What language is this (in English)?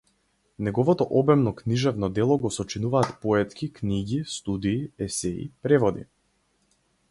Macedonian